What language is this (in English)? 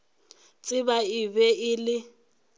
Northern Sotho